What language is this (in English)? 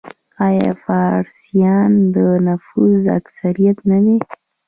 Pashto